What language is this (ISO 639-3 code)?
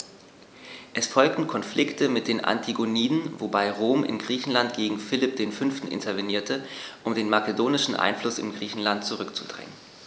deu